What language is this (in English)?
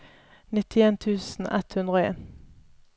Norwegian